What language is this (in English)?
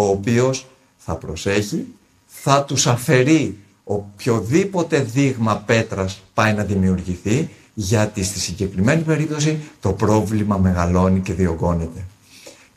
Greek